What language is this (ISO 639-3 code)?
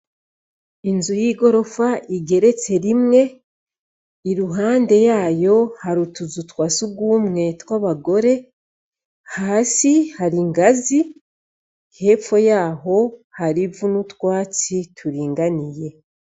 run